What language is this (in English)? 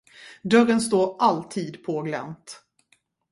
Swedish